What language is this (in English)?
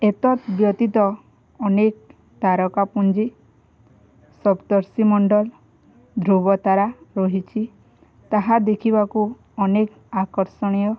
Odia